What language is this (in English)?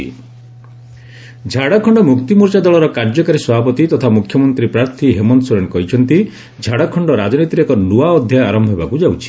Odia